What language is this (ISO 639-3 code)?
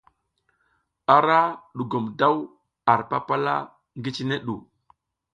giz